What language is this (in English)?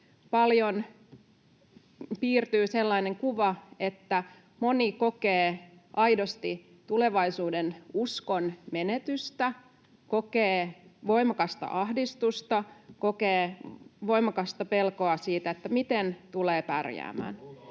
Finnish